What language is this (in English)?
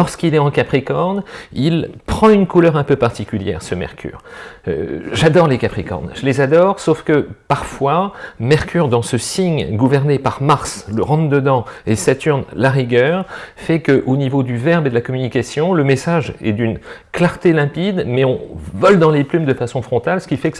French